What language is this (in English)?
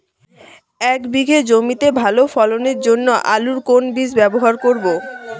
Bangla